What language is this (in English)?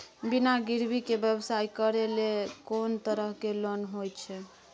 Maithili